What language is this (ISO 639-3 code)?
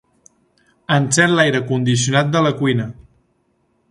cat